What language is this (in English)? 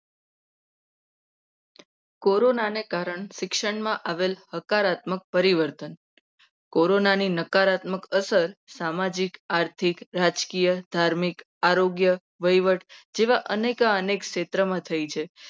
Gujarati